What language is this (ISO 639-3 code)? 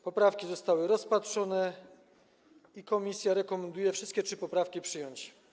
pol